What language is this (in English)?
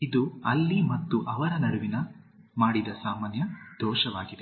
Kannada